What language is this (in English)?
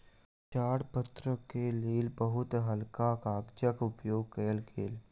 Maithili